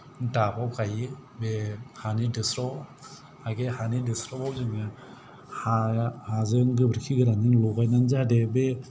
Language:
Bodo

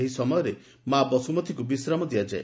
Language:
Odia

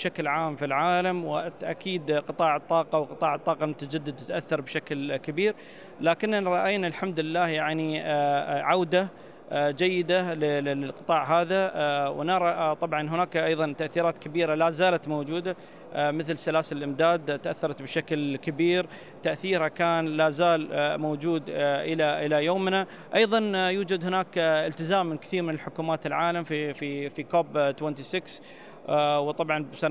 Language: Arabic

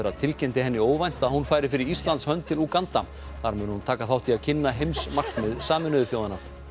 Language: Icelandic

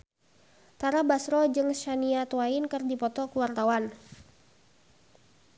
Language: Sundanese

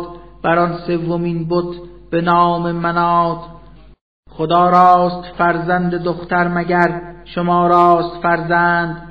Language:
Persian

